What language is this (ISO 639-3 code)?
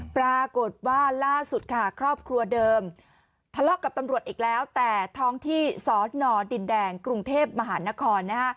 tha